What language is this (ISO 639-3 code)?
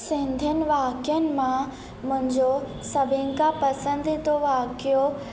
snd